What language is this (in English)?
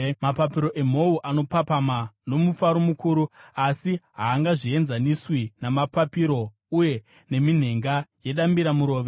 Shona